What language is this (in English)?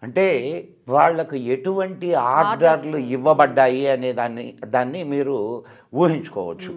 Telugu